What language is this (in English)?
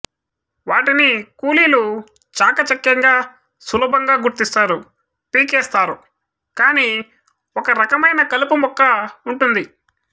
Telugu